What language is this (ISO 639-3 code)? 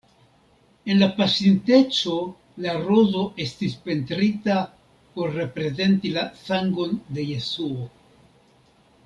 epo